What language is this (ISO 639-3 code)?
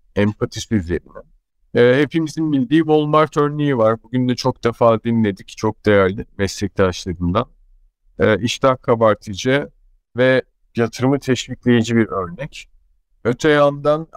tur